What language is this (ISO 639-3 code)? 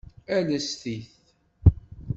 kab